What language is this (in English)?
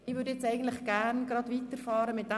Swiss German